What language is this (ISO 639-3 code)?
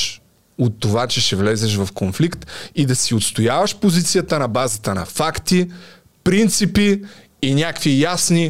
bul